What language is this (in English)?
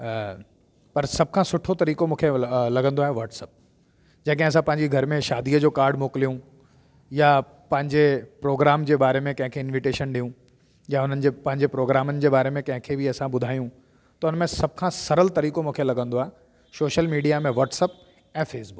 Sindhi